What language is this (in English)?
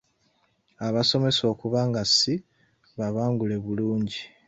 Ganda